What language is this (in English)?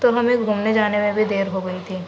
Urdu